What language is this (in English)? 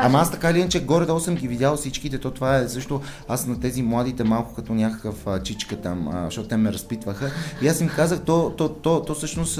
Bulgarian